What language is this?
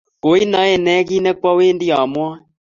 Kalenjin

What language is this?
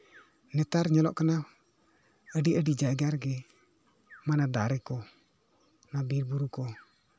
Santali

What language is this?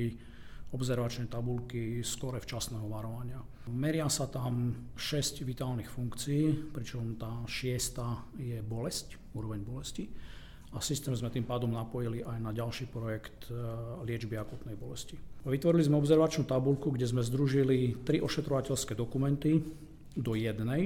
Slovak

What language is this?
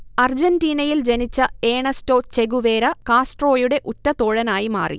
Malayalam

